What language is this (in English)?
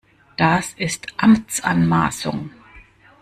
German